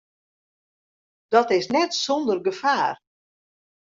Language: Western Frisian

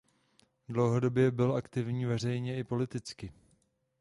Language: Czech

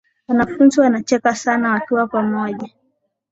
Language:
Swahili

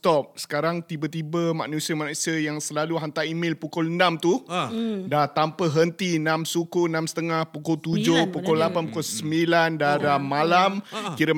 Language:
Malay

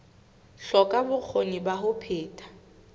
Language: Southern Sotho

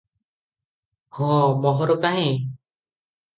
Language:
Odia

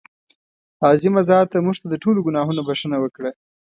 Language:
Pashto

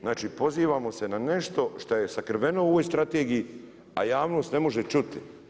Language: Croatian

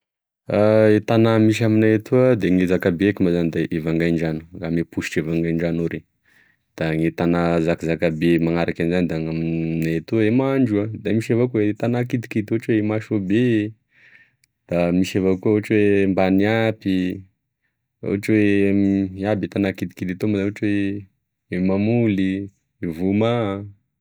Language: Tesaka Malagasy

